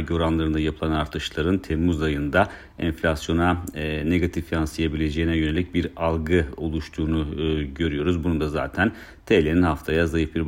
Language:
Turkish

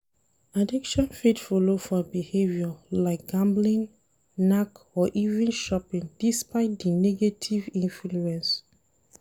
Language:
Nigerian Pidgin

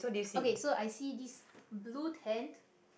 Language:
English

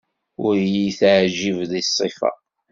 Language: Kabyle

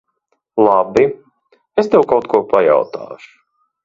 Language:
Latvian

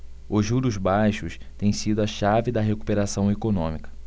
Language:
Portuguese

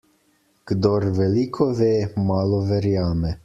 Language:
Slovenian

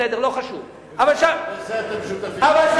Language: Hebrew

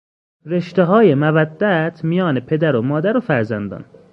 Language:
Persian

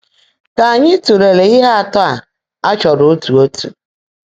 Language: Igbo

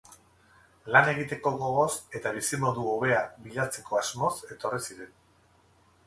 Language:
Basque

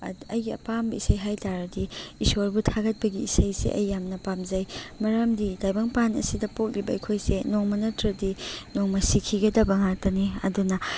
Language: Manipuri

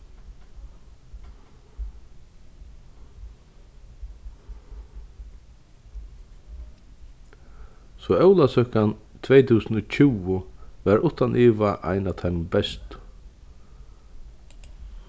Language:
Faroese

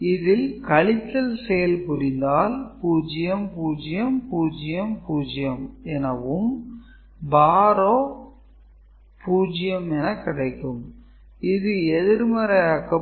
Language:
Tamil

